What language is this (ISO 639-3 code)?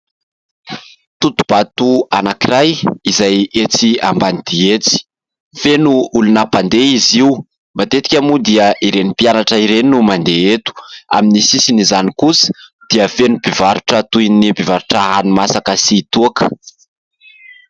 mlg